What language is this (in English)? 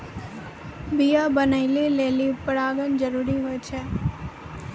Maithili